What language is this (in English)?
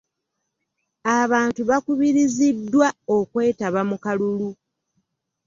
Ganda